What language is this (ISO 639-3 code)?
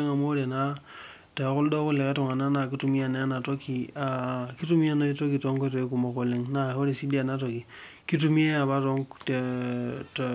mas